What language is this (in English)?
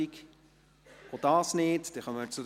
Swiss German